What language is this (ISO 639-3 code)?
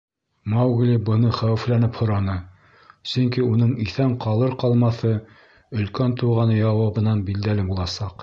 bak